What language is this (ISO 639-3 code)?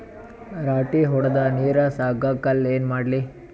kan